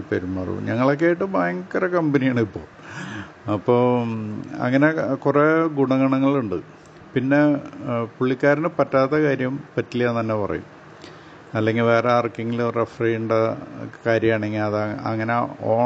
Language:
Malayalam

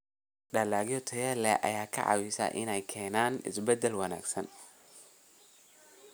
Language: Somali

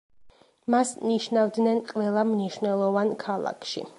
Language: Georgian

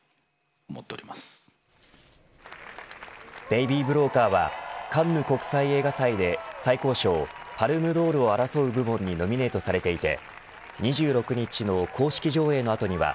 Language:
Japanese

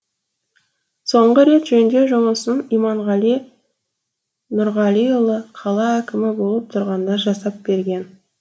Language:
Kazakh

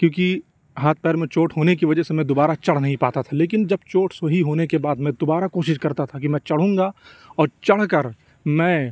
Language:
Urdu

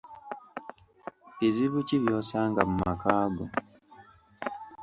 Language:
Ganda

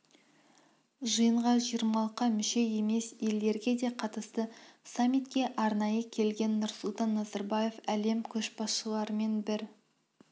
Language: Kazakh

